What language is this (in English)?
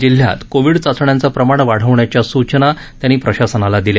Marathi